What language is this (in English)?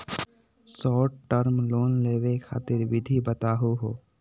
Magahi